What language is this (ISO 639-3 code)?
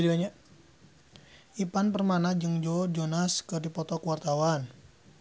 sun